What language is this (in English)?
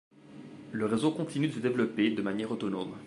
French